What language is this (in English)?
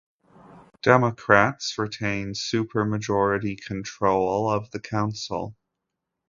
English